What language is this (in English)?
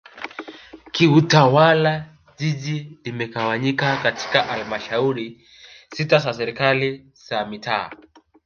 Swahili